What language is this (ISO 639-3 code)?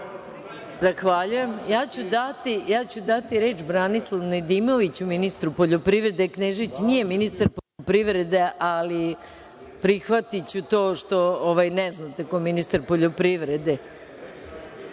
srp